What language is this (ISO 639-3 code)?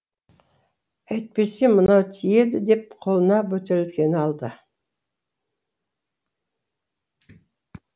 kaz